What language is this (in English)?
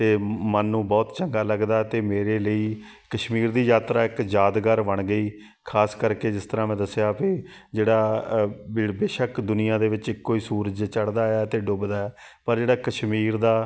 Punjabi